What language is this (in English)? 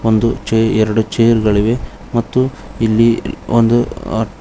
Kannada